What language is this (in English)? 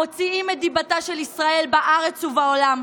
Hebrew